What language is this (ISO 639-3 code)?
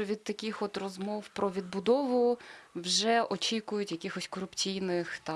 ukr